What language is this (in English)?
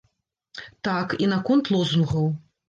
Belarusian